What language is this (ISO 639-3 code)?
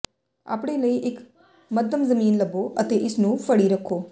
pan